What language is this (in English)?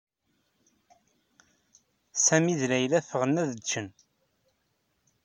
Kabyle